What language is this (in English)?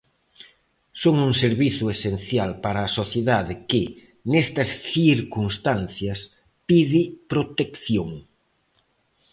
Galician